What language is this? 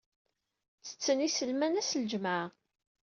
Kabyle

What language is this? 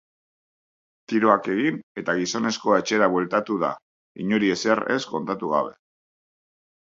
Basque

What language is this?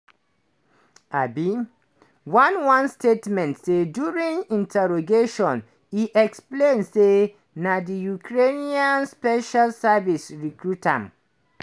Nigerian Pidgin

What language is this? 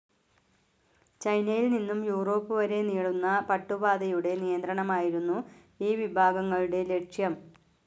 Malayalam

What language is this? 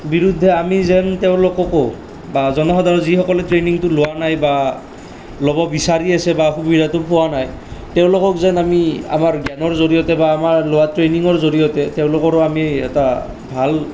Assamese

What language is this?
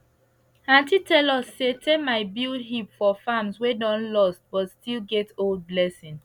Nigerian Pidgin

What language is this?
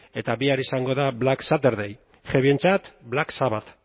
Basque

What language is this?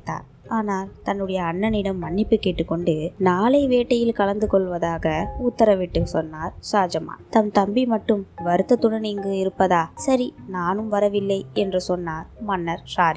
Tamil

